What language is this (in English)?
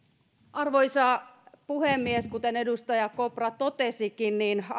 Finnish